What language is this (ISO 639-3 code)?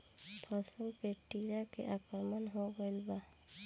bho